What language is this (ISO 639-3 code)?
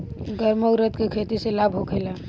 bho